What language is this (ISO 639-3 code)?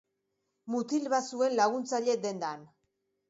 eus